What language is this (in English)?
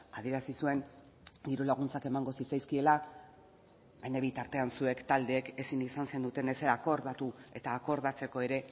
Basque